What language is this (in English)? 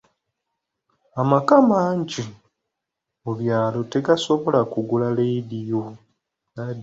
Ganda